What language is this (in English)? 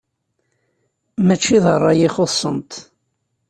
Kabyle